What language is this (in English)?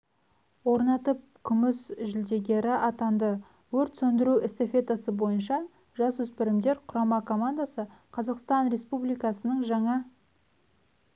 Kazakh